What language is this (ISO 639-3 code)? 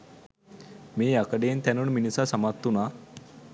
sin